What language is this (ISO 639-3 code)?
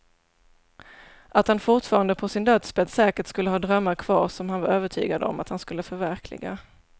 swe